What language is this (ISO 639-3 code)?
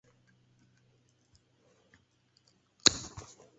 zho